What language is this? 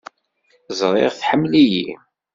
Kabyle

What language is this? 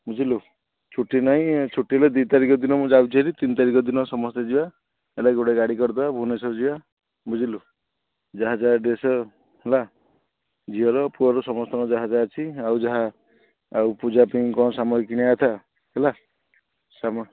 Odia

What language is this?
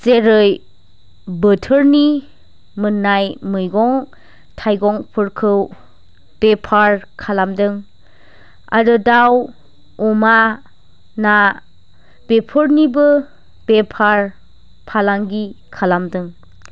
Bodo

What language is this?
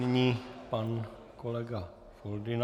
Czech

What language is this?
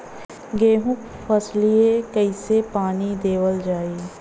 Bhojpuri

